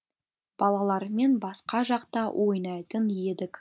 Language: Kazakh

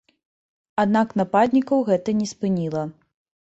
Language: Belarusian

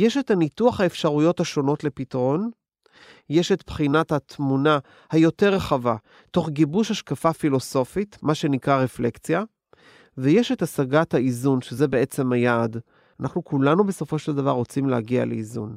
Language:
Hebrew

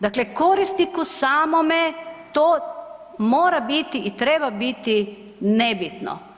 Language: Croatian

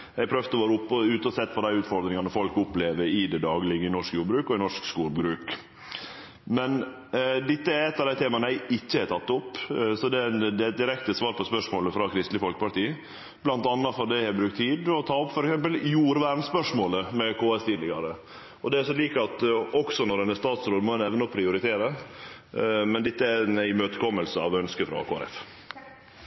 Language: Norwegian Nynorsk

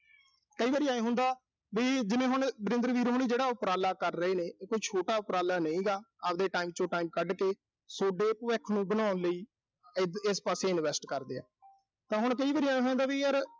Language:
Punjabi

